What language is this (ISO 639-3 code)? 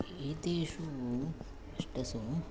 san